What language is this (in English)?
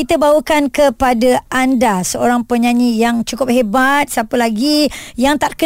Malay